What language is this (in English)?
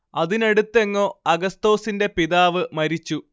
Malayalam